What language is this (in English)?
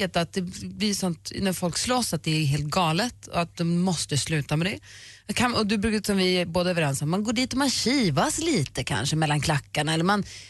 Swedish